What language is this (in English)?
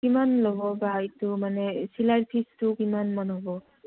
Assamese